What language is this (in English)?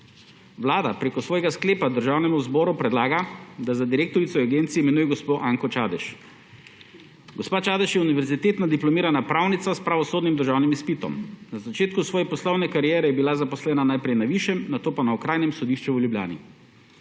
Slovenian